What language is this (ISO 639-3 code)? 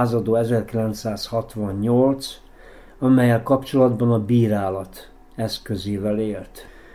hun